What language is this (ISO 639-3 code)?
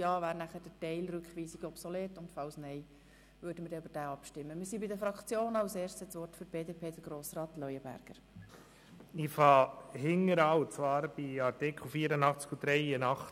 gsw